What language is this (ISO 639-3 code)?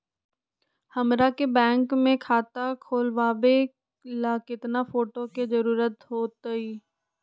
mag